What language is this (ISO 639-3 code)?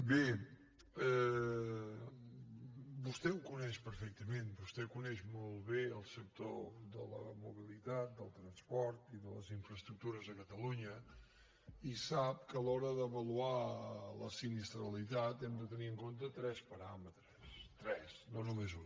cat